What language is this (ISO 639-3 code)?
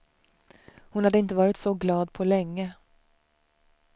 swe